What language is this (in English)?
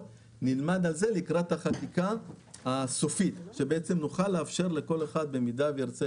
Hebrew